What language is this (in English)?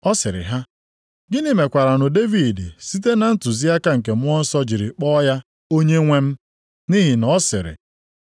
Igbo